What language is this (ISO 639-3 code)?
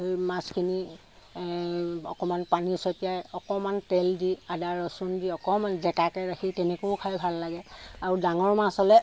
asm